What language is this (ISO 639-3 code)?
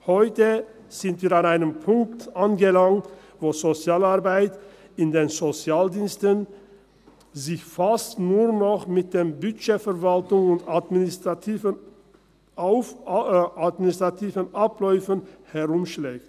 gsw